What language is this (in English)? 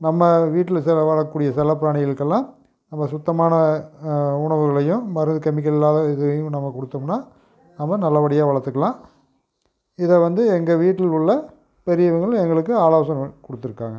Tamil